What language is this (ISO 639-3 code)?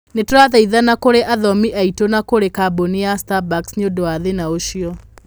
kik